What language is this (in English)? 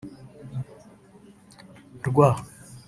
Kinyarwanda